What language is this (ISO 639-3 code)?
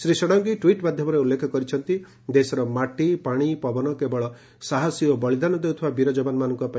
ori